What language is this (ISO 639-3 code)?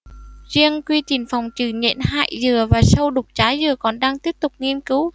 vie